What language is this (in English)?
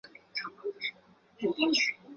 Chinese